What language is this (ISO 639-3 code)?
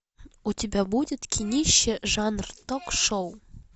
rus